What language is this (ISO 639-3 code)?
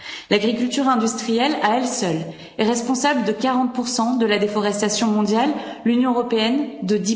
fra